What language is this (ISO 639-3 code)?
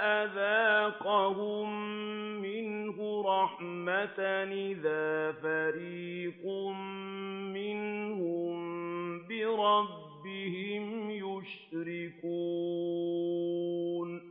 ara